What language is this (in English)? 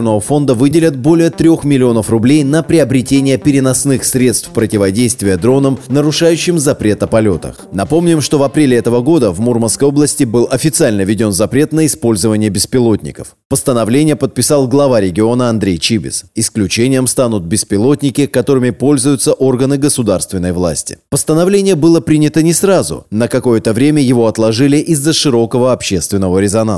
Russian